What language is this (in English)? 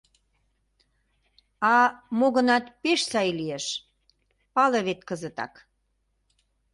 Mari